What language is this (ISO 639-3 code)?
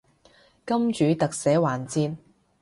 yue